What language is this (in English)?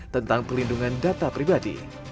Indonesian